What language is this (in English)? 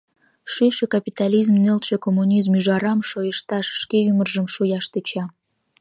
Mari